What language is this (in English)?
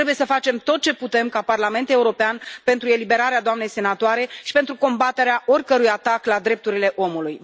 Romanian